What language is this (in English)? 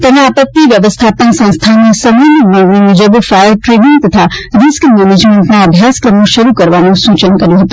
Gujarati